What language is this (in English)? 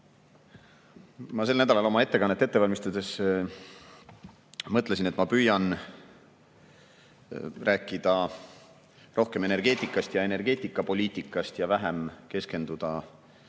Estonian